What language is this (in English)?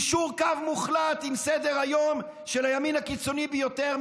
Hebrew